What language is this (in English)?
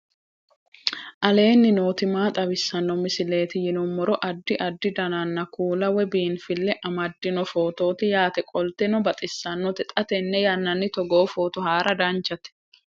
Sidamo